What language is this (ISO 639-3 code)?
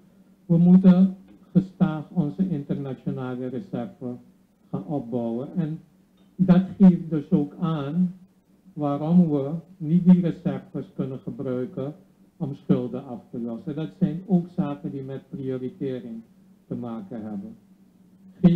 nld